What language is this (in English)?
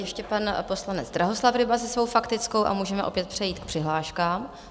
Czech